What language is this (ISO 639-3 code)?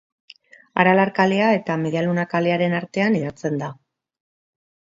eus